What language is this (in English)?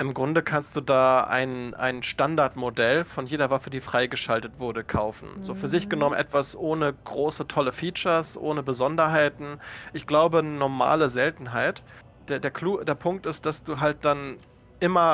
German